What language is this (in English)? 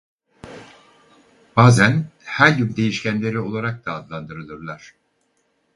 Turkish